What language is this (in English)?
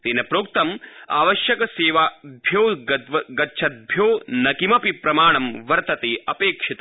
Sanskrit